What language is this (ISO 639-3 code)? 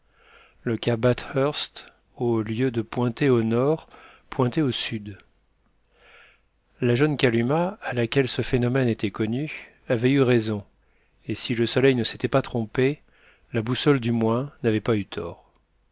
fra